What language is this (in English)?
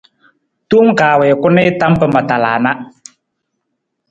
Nawdm